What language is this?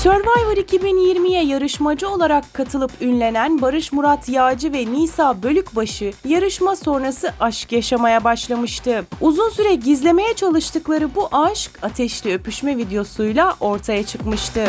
Turkish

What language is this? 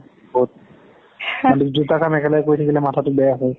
Assamese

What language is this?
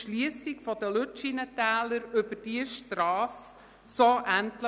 Swiss German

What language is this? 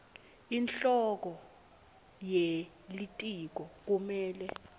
Swati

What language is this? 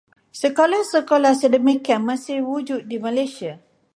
Malay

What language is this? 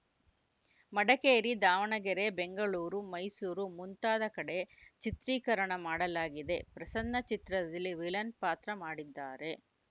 Kannada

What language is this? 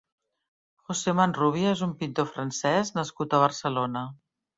Catalan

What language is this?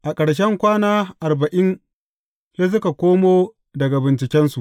Hausa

